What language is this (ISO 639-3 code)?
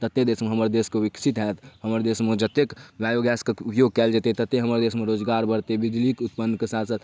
mai